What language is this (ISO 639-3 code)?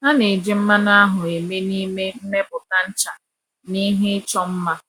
ibo